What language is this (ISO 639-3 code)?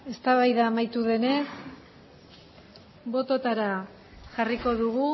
eus